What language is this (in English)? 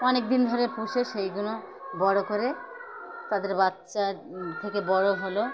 Bangla